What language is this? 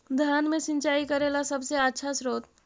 Magahi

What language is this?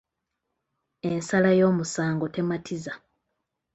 Ganda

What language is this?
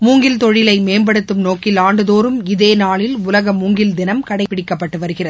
Tamil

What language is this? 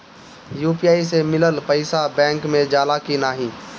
Bhojpuri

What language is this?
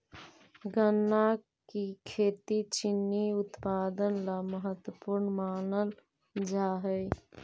Magahi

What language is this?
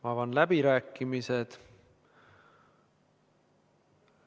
Estonian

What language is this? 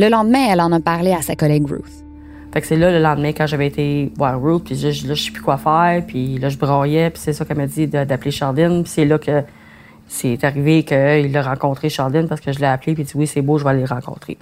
French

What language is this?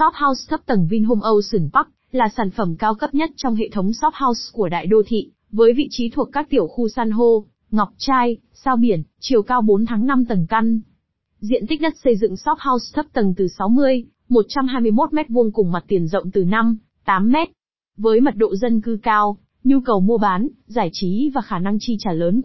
Vietnamese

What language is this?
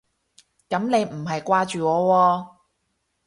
Cantonese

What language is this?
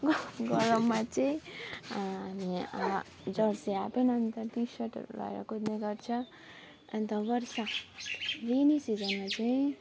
Nepali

